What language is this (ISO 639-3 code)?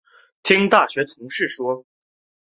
zho